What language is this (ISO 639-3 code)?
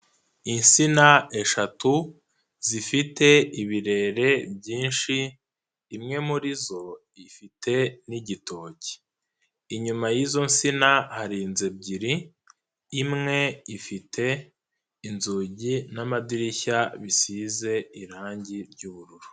kin